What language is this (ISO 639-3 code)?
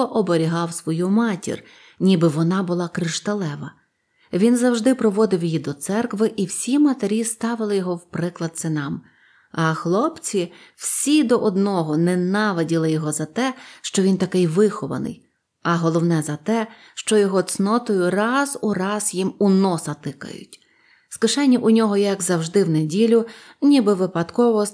ukr